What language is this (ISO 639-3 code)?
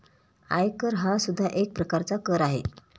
mar